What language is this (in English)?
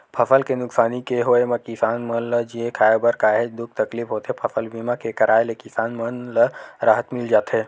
Chhattisgarhi